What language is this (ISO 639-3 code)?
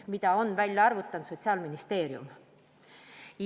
est